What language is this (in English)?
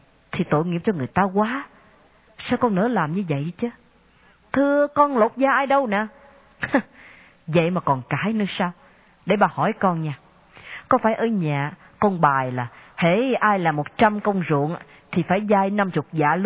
Vietnamese